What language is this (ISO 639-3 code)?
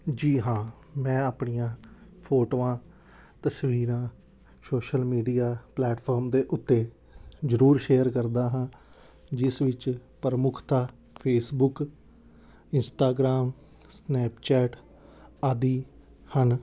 pan